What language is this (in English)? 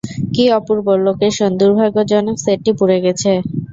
Bangla